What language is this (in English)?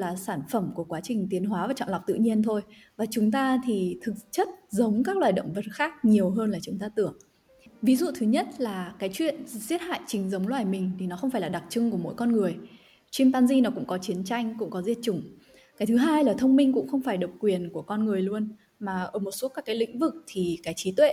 Vietnamese